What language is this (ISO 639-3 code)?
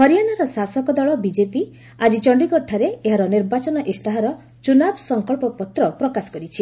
ori